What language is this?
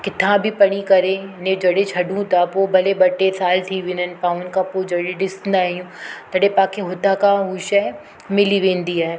Sindhi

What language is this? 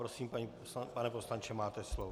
Czech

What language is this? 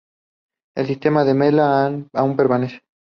Spanish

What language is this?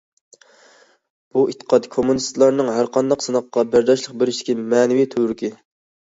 Uyghur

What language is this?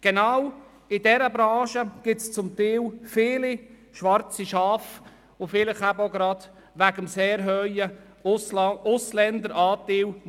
Swiss German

